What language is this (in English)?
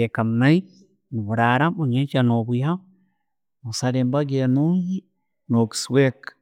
Tooro